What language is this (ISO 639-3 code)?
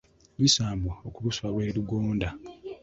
lug